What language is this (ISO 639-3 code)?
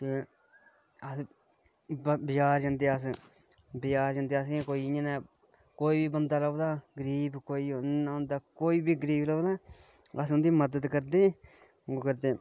doi